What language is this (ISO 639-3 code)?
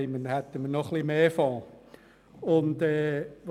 gsw